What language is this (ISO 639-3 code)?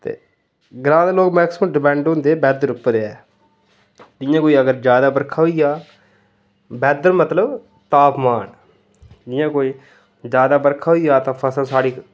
doi